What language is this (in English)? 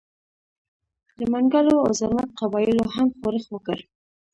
Pashto